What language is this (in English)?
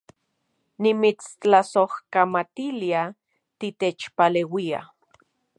Central Puebla Nahuatl